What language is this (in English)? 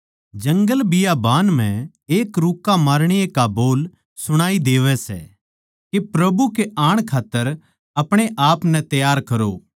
Haryanvi